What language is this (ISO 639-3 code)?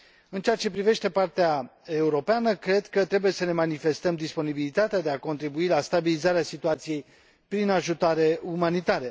ron